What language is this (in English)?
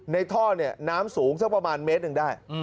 Thai